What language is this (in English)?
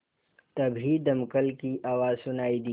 Hindi